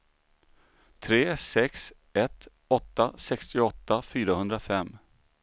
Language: Swedish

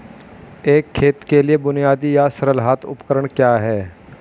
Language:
Hindi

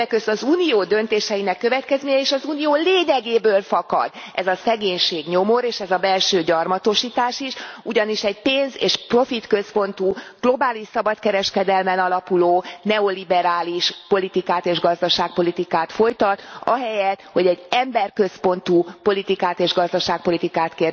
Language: Hungarian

